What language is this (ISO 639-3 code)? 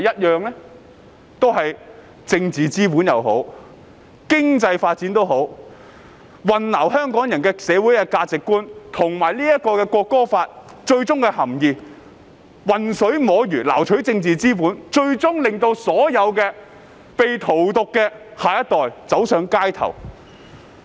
yue